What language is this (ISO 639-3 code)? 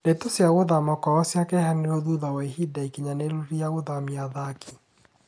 kik